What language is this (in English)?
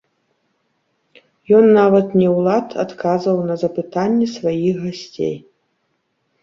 Belarusian